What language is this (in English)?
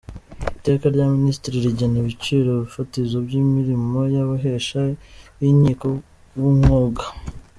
Kinyarwanda